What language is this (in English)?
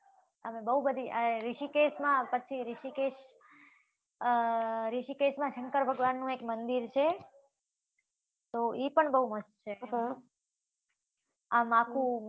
Gujarati